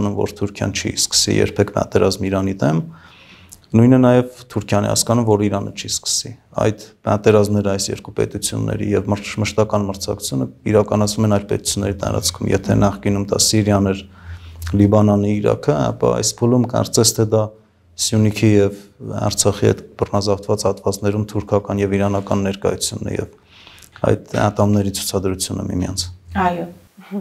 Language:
Romanian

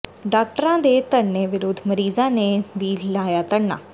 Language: Punjabi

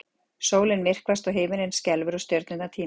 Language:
Icelandic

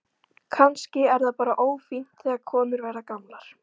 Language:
Icelandic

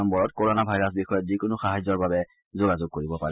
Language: Assamese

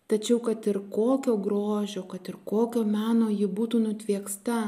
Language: Lithuanian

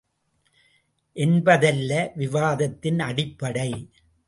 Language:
Tamil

